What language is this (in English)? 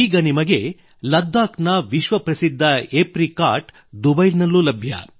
Kannada